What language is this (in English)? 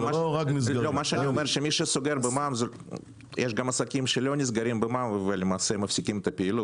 Hebrew